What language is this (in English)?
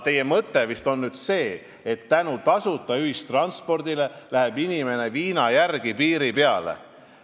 Estonian